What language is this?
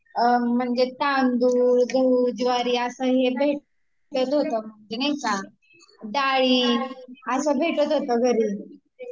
Marathi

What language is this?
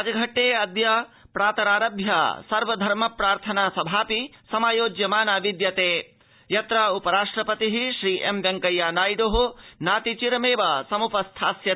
Sanskrit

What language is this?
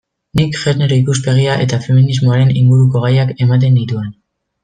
Basque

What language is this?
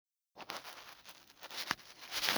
Somali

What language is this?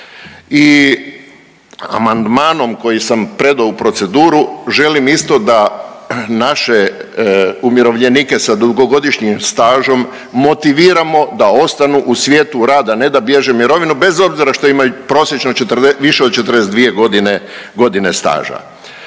Croatian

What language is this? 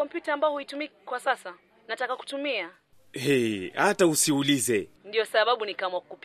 Swahili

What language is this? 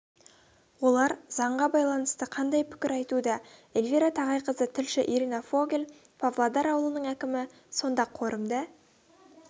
Kazakh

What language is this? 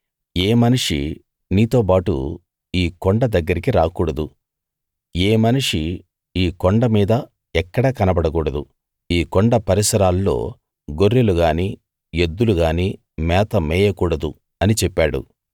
Telugu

